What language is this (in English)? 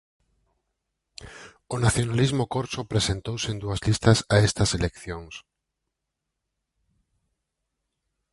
Galician